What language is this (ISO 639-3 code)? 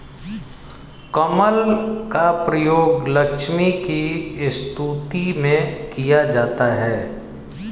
hin